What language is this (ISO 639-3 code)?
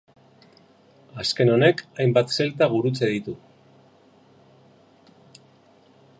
eus